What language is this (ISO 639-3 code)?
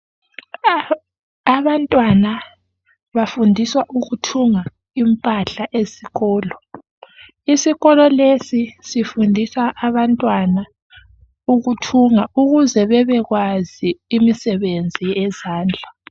nde